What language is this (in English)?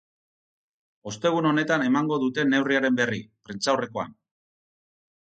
Basque